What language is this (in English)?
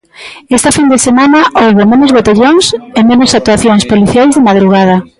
Galician